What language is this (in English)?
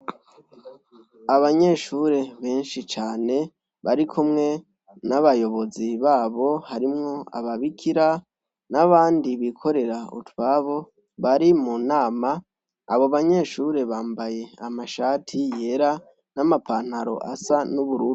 Rundi